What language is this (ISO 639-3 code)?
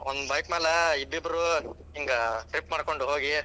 kan